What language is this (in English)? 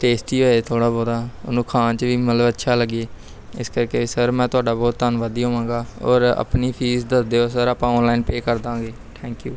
Punjabi